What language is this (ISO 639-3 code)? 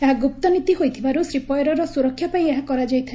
ori